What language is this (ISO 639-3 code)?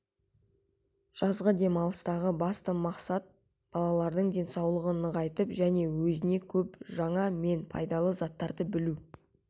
kaz